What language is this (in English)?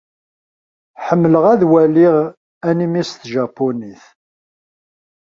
Kabyle